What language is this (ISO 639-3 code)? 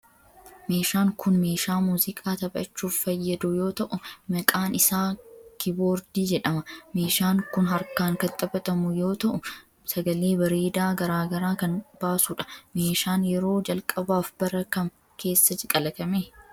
orm